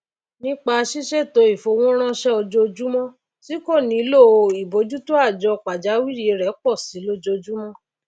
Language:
Yoruba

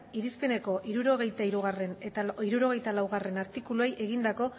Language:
Basque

